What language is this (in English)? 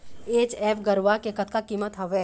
Chhattisgarhi